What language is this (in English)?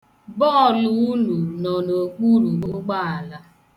Igbo